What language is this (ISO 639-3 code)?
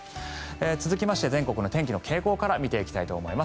jpn